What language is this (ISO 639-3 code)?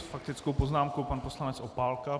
ces